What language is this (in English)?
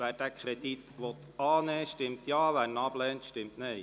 Swiss German